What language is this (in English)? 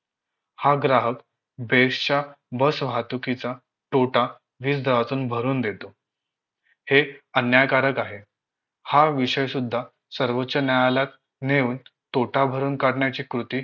Marathi